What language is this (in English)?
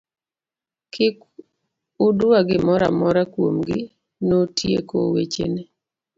Luo (Kenya and Tanzania)